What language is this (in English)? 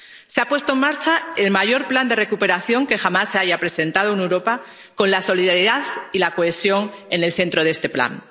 Spanish